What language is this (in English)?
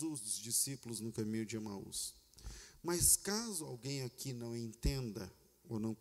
Portuguese